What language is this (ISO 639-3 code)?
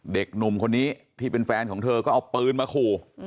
tha